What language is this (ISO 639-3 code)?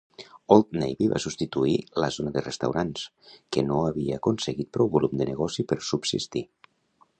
cat